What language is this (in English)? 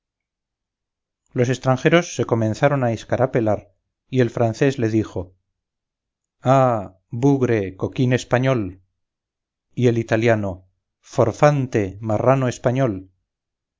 Spanish